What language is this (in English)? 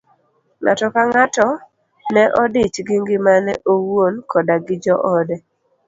Luo (Kenya and Tanzania)